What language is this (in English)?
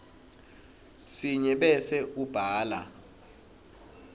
Swati